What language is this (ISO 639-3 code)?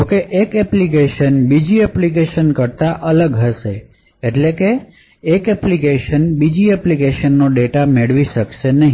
guj